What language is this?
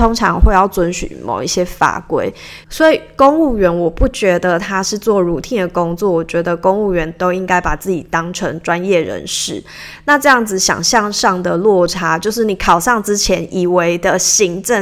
Chinese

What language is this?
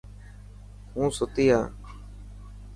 Dhatki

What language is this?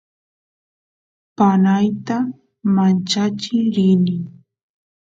Santiago del Estero Quichua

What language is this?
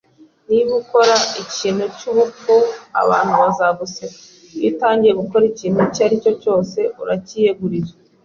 Kinyarwanda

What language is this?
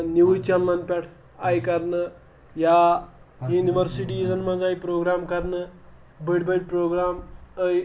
Kashmiri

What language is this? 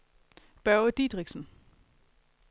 Danish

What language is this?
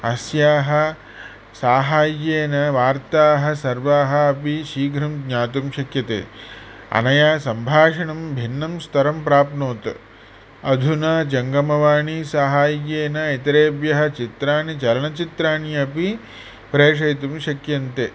Sanskrit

